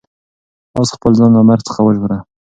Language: Pashto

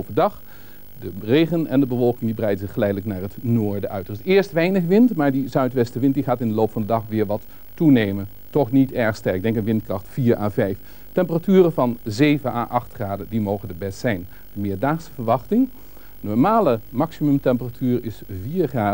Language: Dutch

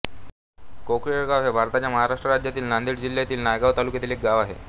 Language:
Marathi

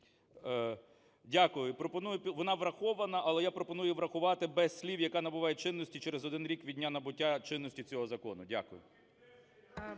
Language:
Ukrainian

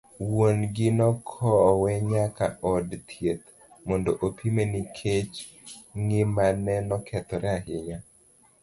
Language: Luo (Kenya and Tanzania)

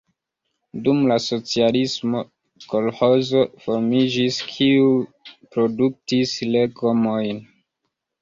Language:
Esperanto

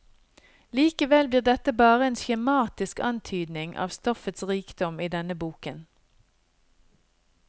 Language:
Norwegian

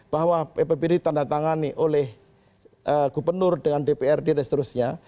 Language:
Indonesian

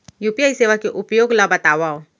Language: Chhattisgarhi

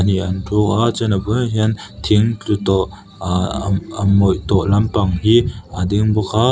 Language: Mizo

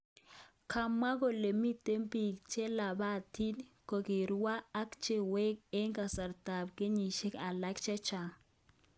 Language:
Kalenjin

